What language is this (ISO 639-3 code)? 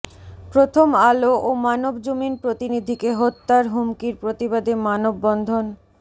ben